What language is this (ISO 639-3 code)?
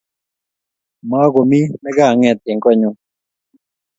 kln